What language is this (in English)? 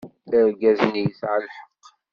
Kabyle